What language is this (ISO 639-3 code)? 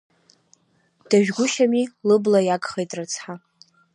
abk